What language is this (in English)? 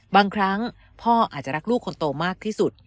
Thai